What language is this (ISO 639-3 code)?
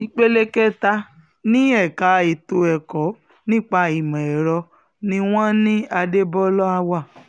yor